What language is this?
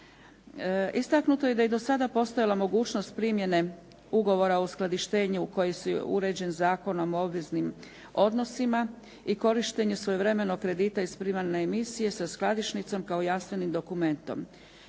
Croatian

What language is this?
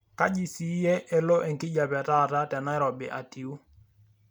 Masai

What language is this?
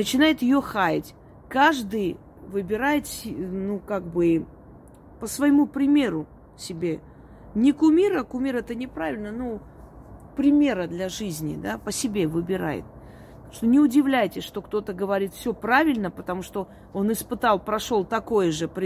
Russian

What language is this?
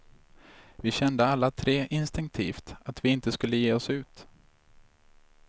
Swedish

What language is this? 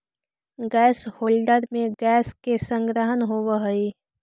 Magahi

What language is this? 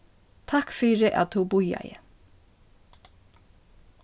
Faroese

